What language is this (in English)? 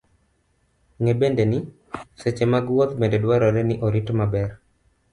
Luo (Kenya and Tanzania)